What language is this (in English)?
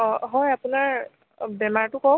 Assamese